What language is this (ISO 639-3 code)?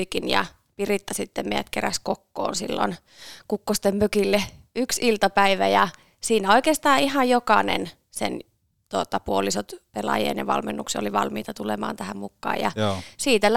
fin